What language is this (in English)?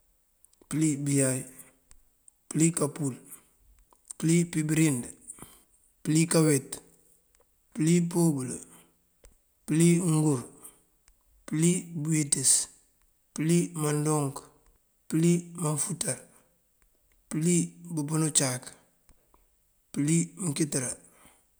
Mandjak